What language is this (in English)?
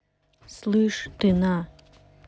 Russian